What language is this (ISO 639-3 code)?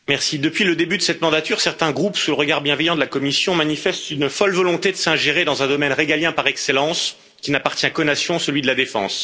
fra